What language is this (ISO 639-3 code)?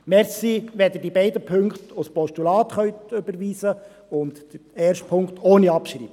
gsw